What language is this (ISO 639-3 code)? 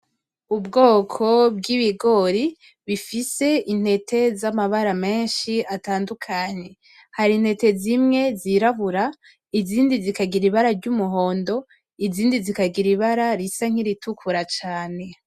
run